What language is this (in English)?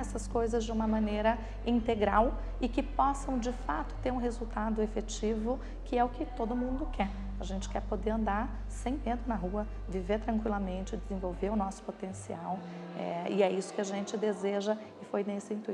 Portuguese